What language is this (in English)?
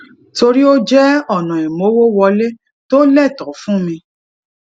Yoruba